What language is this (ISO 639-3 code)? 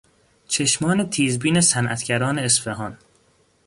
fas